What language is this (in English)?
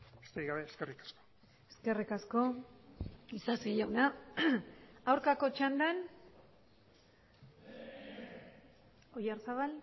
Basque